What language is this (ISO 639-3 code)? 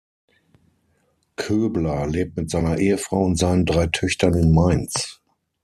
deu